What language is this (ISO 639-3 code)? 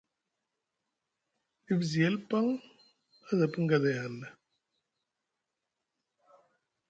mug